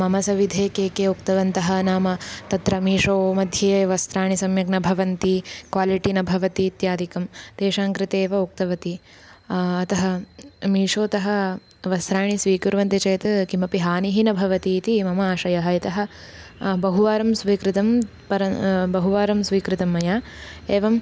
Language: Sanskrit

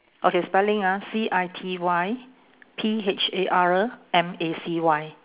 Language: English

